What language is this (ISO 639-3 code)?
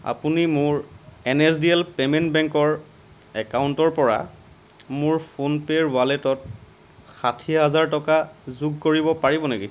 asm